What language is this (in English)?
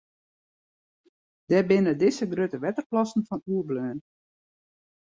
Western Frisian